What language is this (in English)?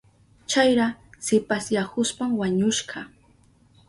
Southern Pastaza Quechua